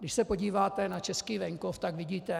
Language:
Czech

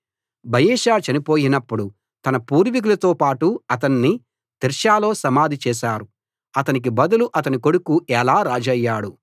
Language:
Telugu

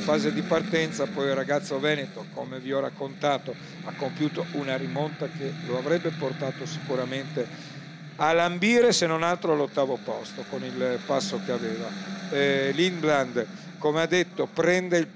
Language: Italian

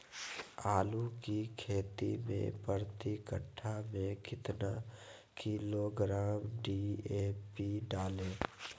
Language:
Magahi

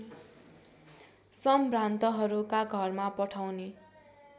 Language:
Nepali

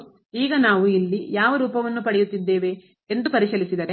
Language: Kannada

